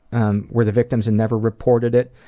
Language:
English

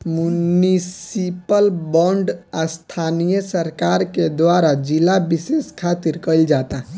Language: Bhojpuri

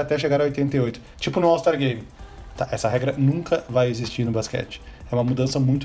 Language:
Portuguese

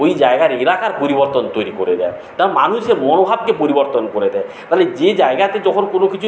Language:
Bangla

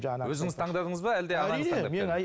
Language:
Kazakh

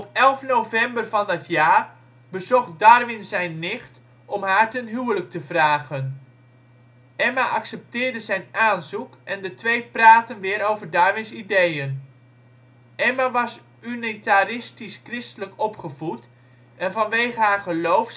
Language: Dutch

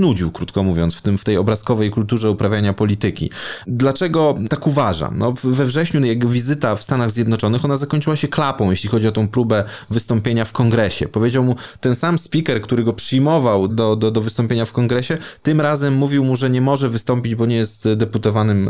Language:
Polish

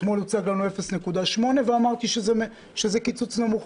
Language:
Hebrew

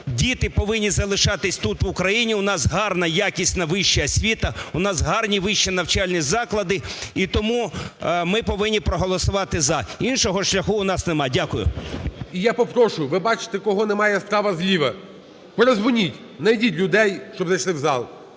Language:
Ukrainian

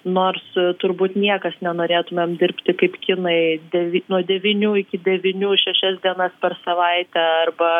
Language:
Lithuanian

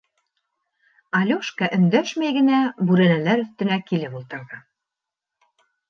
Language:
Bashkir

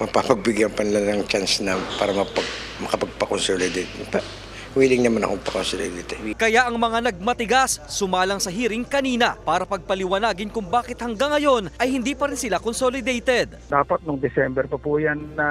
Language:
Filipino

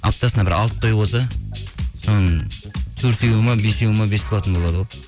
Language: Kazakh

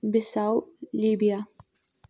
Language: Kashmiri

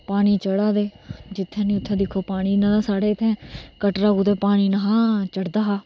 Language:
Dogri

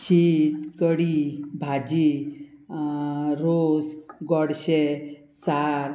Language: Konkani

